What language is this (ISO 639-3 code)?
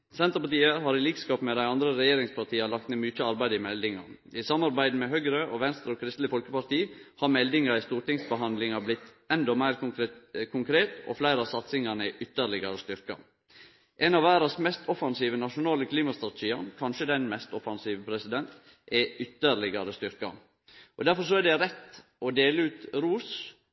nno